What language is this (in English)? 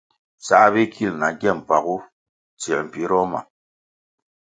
Kwasio